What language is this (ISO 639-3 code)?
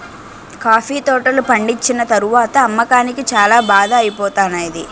tel